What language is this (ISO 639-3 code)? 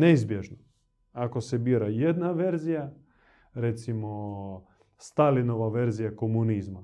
hrv